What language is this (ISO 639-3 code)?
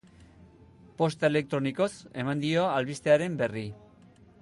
eus